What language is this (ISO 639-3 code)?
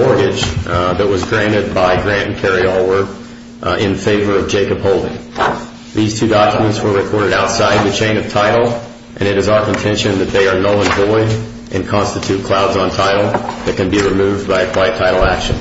eng